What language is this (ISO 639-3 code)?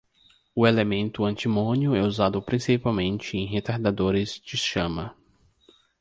por